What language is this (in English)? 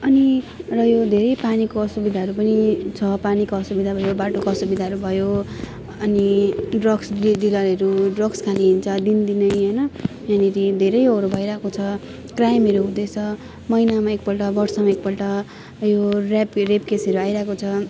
Nepali